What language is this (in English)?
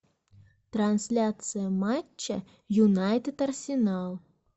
Russian